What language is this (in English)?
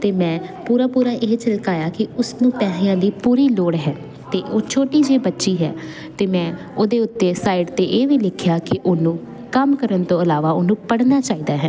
Punjabi